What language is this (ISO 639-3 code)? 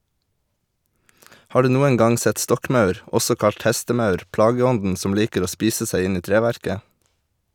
nor